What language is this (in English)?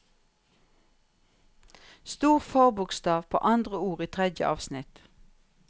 Norwegian